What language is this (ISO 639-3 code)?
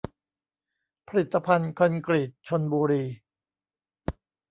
tha